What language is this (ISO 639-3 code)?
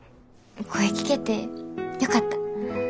jpn